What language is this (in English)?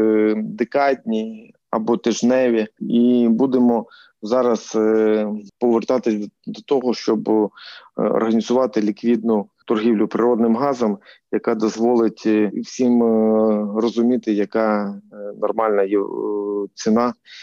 Ukrainian